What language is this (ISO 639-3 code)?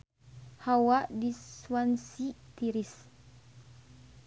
sun